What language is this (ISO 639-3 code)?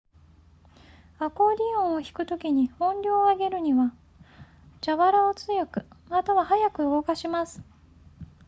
jpn